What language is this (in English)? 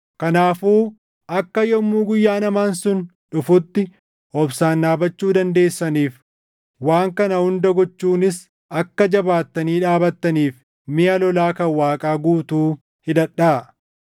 Oromo